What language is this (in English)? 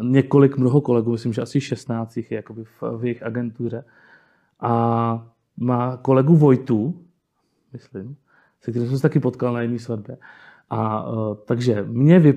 Czech